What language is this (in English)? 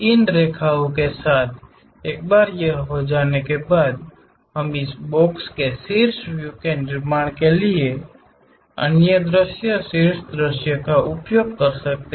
Hindi